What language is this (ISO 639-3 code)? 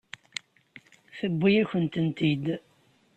kab